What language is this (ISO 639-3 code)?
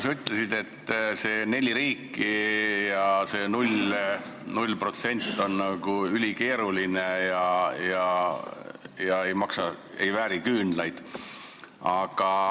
est